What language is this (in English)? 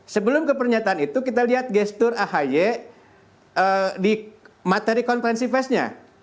Indonesian